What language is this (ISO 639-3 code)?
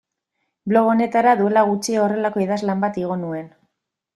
eus